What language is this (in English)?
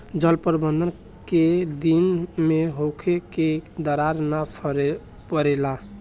Bhojpuri